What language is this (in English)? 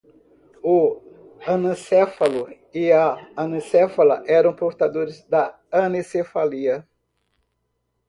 Portuguese